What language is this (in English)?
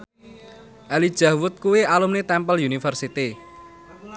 Javanese